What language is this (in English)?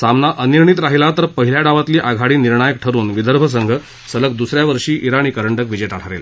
Marathi